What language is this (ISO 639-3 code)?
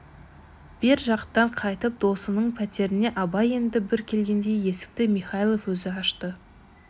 kaz